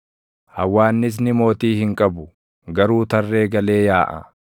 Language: Oromo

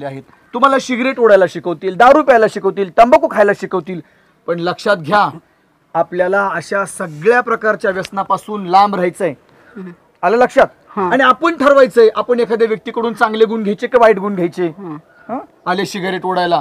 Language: Romanian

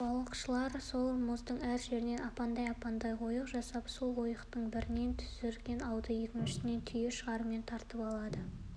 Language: Kazakh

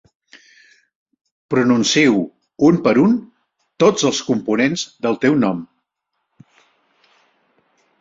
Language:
Catalan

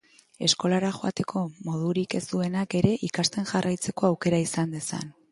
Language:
Basque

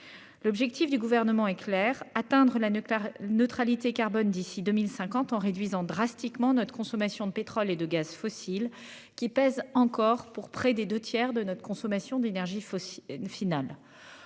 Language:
French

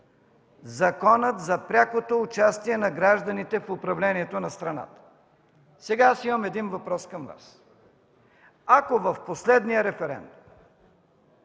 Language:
Bulgarian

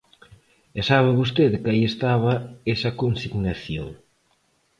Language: Galician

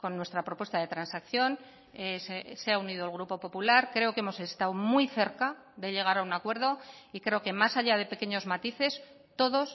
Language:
Spanish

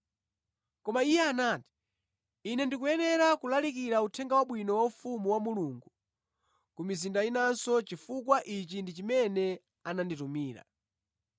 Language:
Nyanja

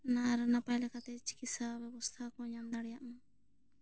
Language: Santali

